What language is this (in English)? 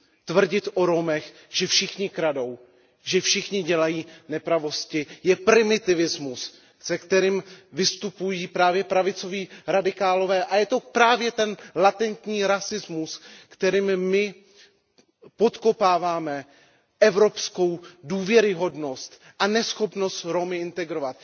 Czech